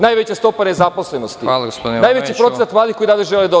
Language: Serbian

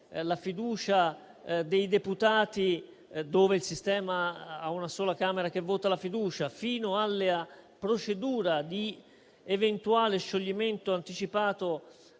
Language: Italian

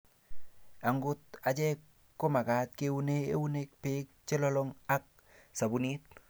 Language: Kalenjin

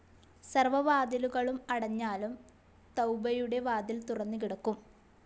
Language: Malayalam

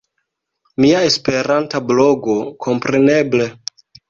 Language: Esperanto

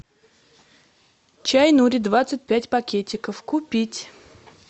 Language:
Russian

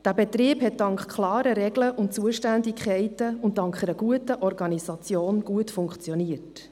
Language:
Swiss German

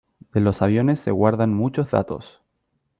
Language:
Spanish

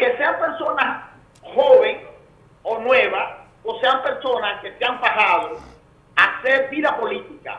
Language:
Spanish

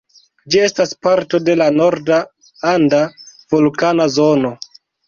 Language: Esperanto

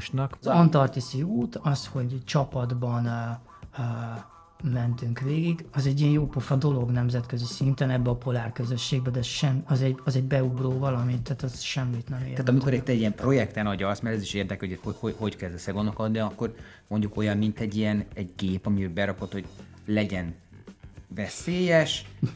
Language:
Hungarian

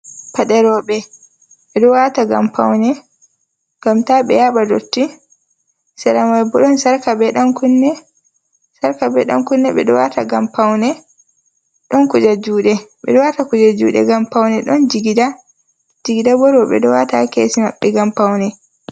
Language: Fula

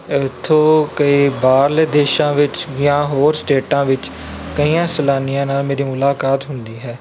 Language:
Punjabi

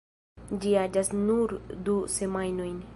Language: Esperanto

